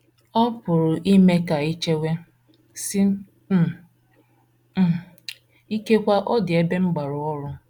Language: Igbo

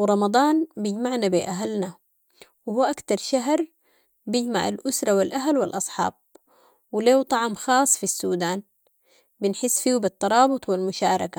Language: Sudanese Arabic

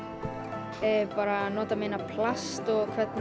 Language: Icelandic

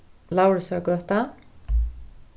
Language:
Faroese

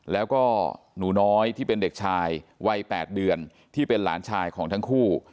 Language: Thai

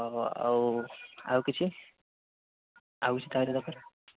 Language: Odia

